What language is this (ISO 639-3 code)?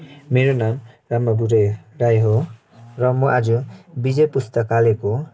nep